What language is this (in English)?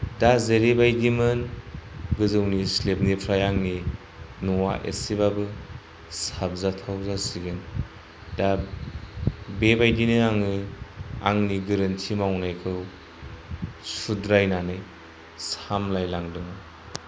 Bodo